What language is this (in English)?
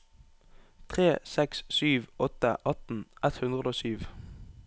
Norwegian